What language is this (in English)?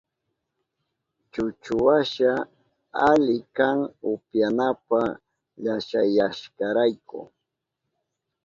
Southern Pastaza Quechua